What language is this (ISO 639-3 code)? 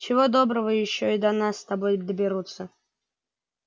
rus